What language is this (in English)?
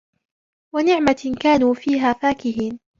Arabic